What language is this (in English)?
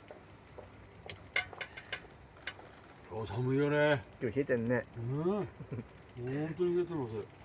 Japanese